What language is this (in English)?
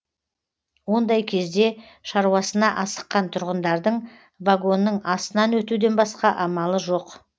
Kazakh